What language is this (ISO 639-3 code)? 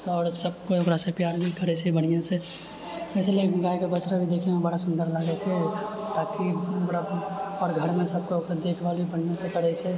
mai